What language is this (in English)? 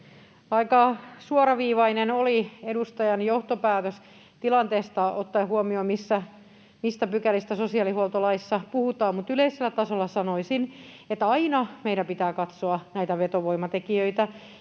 Finnish